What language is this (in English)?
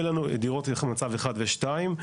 Hebrew